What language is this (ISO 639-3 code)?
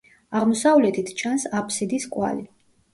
kat